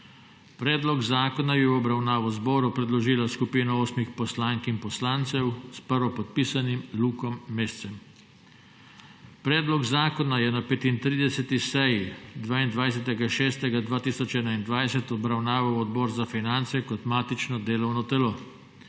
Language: Slovenian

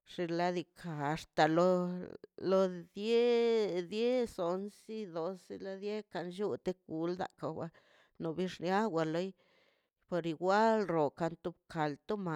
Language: Mazaltepec Zapotec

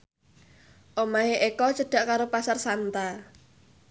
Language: Javanese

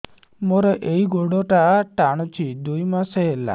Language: Odia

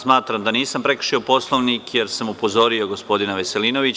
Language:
Serbian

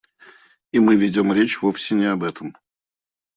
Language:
Russian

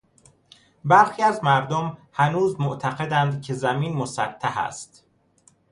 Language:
Persian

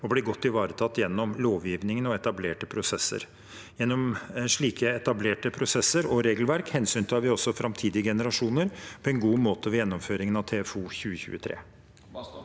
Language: Norwegian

